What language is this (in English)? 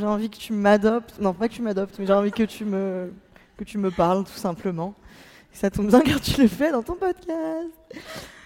French